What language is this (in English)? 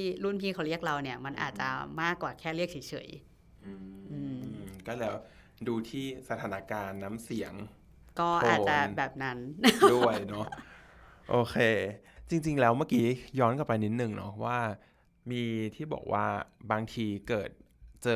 Thai